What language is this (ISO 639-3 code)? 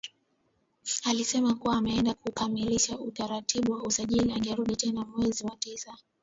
swa